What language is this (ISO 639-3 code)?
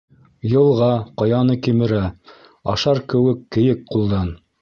bak